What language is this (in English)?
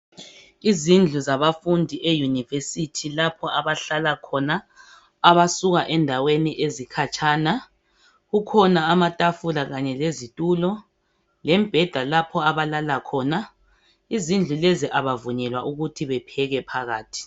North Ndebele